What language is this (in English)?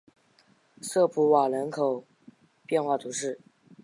Chinese